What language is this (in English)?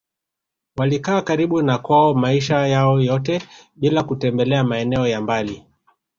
Swahili